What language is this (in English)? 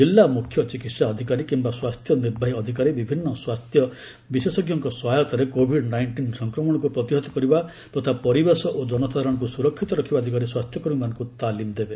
Odia